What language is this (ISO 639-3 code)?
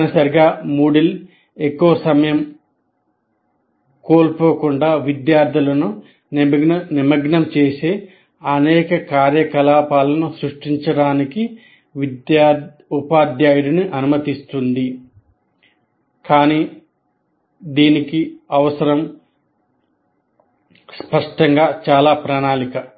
tel